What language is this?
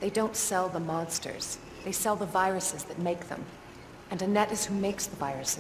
Portuguese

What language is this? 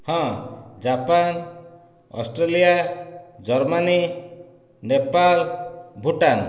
Odia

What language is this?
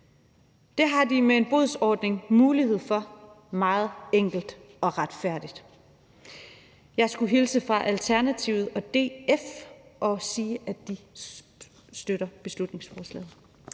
Danish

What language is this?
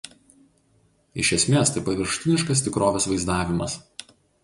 Lithuanian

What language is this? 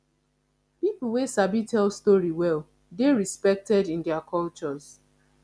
Nigerian Pidgin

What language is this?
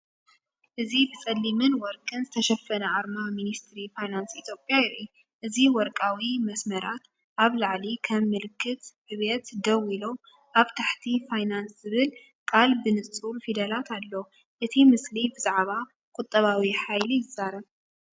Tigrinya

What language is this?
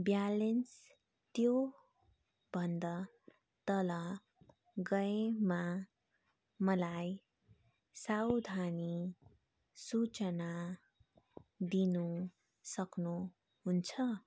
Nepali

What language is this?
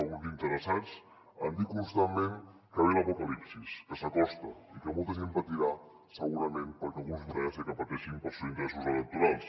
Catalan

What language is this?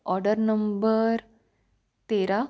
Marathi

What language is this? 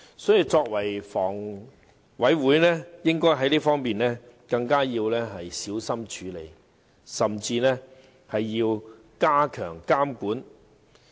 Cantonese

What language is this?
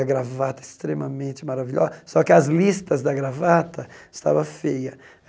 Portuguese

